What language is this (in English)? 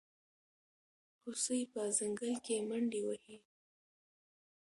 Pashto